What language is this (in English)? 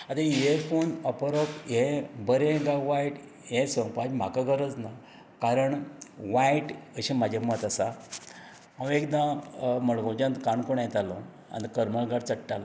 Konkani